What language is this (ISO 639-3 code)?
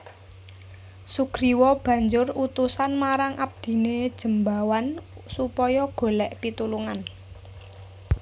jav